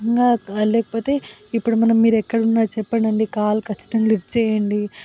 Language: Telugu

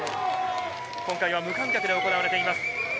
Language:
Japanese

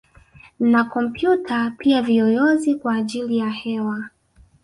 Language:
Swahili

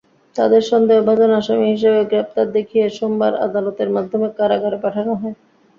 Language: Bangla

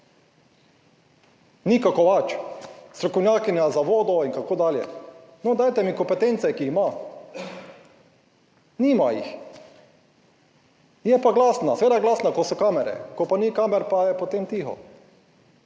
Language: Slovenian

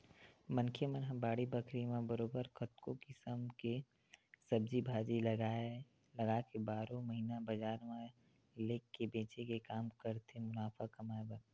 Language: Chhattisgarhi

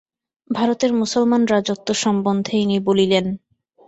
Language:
Bangla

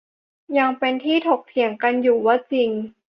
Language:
Thai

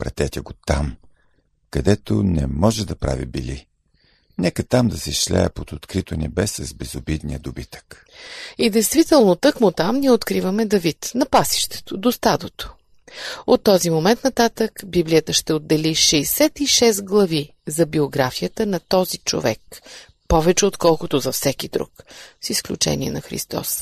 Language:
Bulgarian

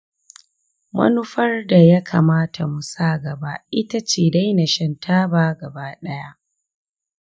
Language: Hausa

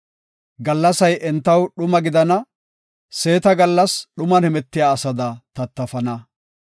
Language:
Gofa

